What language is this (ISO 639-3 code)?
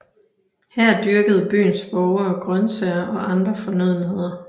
dan